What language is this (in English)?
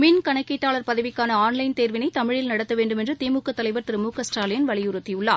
Tamil